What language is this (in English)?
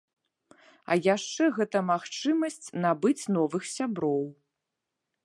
Belarusian